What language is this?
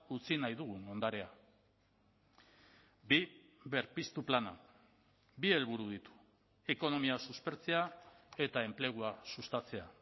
Basque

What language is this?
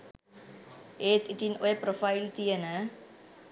Sinhala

